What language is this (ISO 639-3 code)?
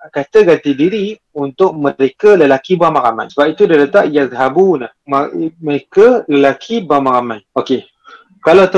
msa